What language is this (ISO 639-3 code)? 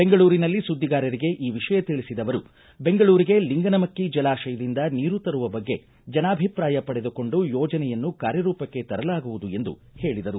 kan